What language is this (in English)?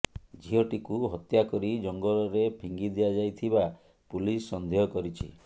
Odia